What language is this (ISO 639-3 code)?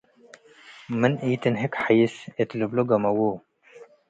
tig